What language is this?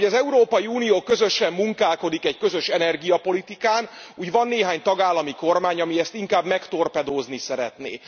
Hungarian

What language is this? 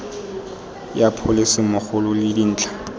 Tswana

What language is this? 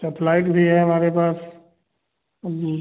Hindi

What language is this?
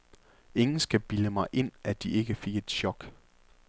Danish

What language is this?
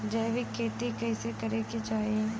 Bhojpuri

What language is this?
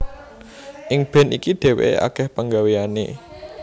Javanese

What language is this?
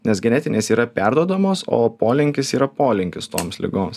Lithuanian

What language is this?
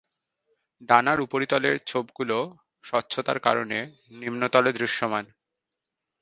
Bangla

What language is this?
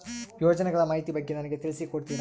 Kannada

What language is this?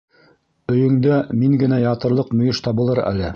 Bashkir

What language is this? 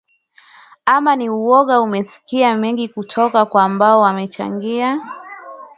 Swahili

